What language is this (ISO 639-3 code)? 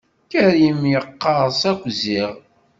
kab